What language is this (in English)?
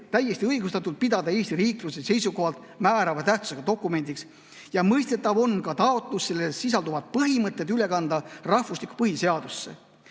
Estonian